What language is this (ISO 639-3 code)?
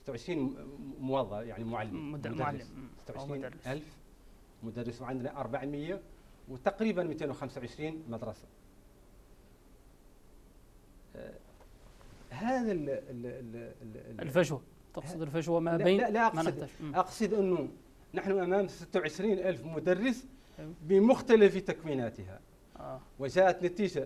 ara